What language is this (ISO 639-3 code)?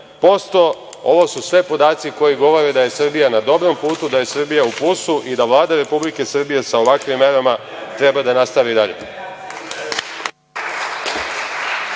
srp